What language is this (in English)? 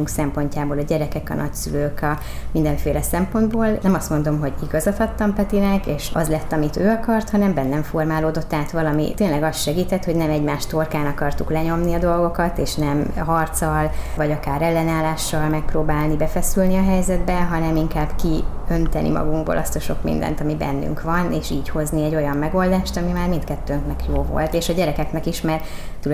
Hungarian